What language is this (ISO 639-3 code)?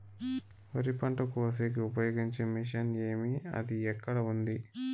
tel